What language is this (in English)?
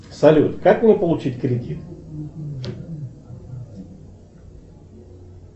Russian